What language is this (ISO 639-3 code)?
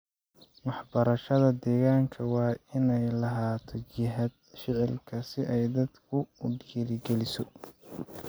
som